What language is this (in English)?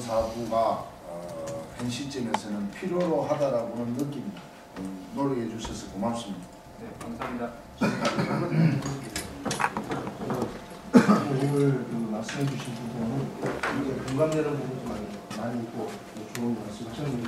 Korean